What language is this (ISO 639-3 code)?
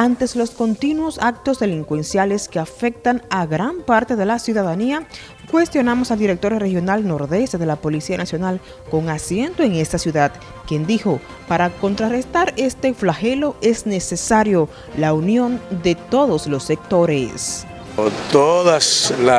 spa